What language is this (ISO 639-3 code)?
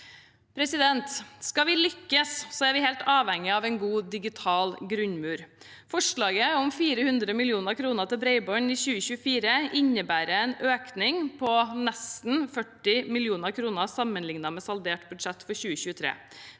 nor